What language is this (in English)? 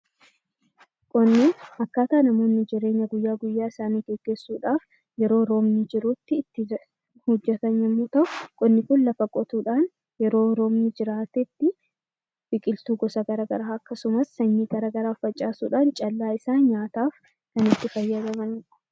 Oromo